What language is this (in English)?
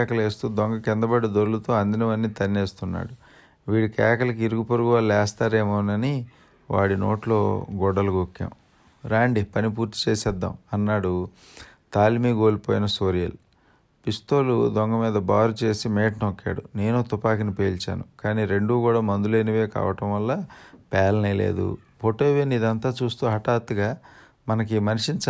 Telugu